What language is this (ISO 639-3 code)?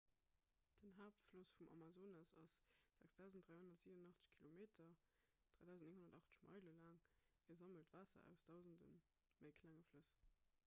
ltz